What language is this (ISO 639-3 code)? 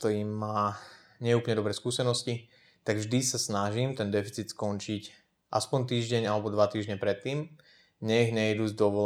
slk